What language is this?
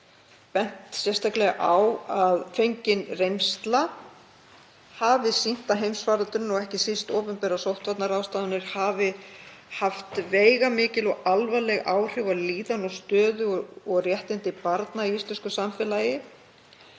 Icelandic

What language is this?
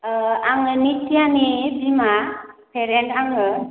Bodo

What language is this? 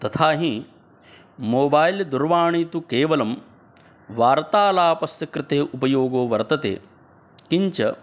Sanskrit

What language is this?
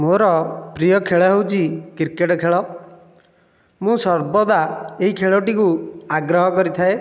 Odia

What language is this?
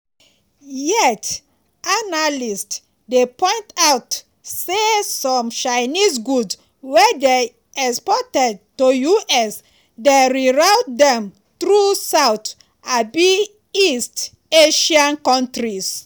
Nigerian Pidgin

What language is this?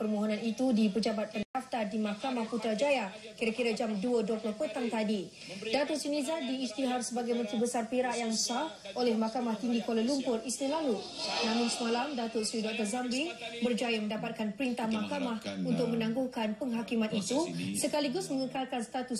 Malay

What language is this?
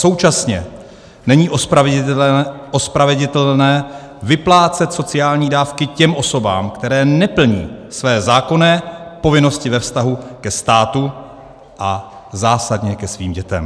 Czech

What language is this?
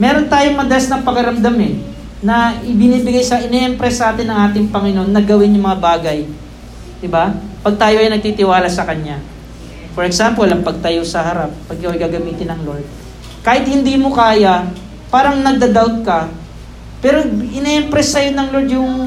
Filipino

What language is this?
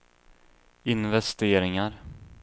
Swedish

